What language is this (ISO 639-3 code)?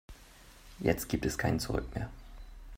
deu